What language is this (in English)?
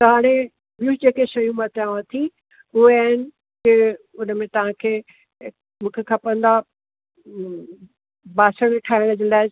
Sindhi